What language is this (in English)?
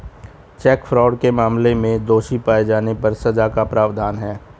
Hindi